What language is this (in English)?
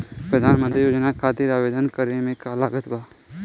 Bhojpuri